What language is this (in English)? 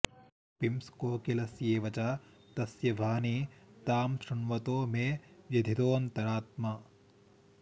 Sanskrit